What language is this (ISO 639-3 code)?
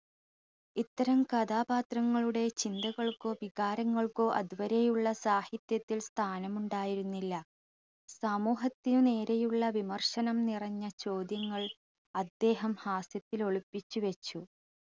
mal